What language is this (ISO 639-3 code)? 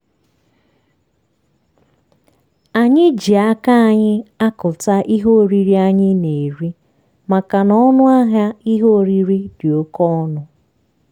ibo